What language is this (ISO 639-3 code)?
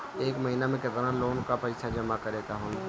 bho